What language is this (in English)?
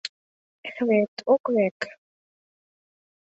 Mari